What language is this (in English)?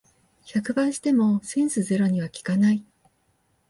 Japanese